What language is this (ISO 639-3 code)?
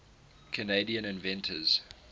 eng